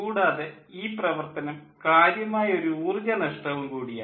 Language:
Malayalam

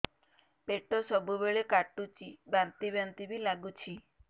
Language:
Odia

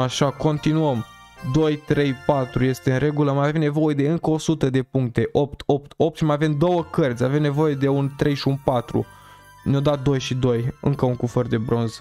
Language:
Romanian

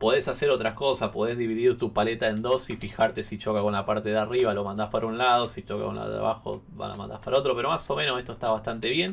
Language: Spanish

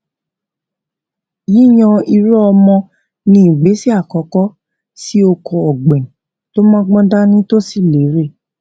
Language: Yoruba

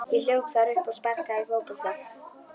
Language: Icelandic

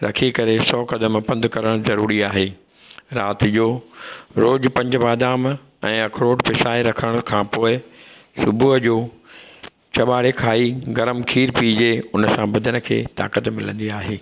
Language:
Sindhi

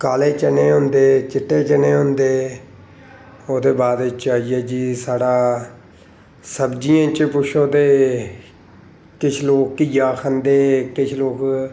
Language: Dogri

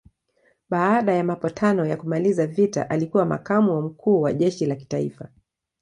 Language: Swahili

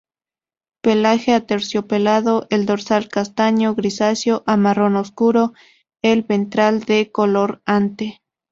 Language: Spanish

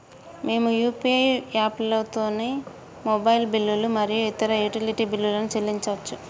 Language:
Telugu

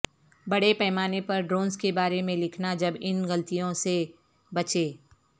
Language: Urdu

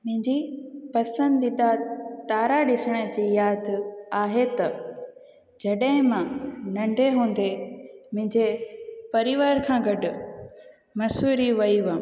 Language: Sindhi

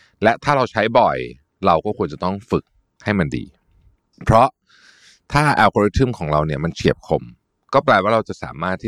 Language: Thai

